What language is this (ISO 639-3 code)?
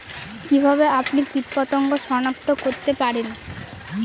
ben